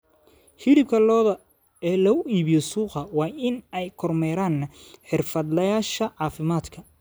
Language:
Somali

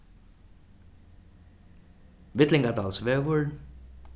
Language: Faroese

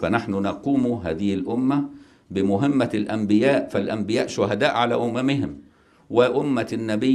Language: Arabic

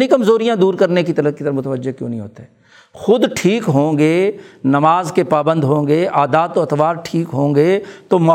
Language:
Urdu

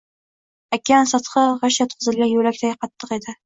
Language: Uzbek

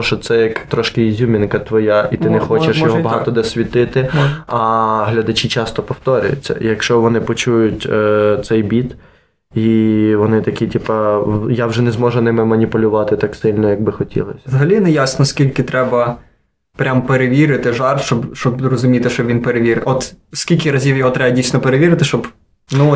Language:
Ukrainian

